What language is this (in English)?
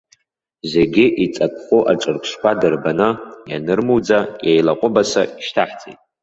Abkhazian